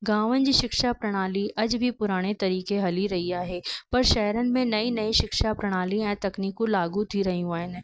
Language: Sindhi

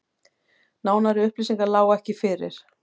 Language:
Icelandic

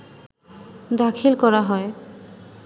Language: Bangla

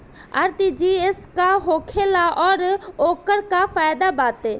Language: Bhojpuri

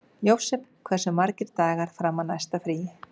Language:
Icelandic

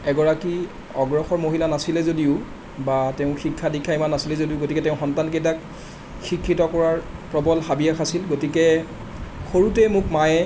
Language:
Assamese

